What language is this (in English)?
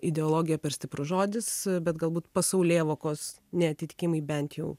Lithuanian